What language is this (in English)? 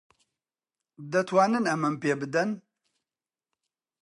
Central Kurdish